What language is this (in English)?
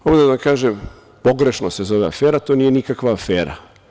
Serbian